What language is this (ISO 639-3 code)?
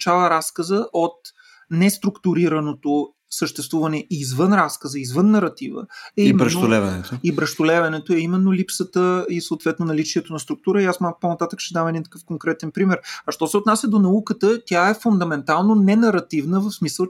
bul